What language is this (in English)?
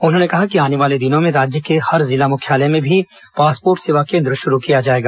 Hindi